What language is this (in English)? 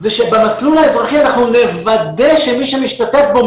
Hebrew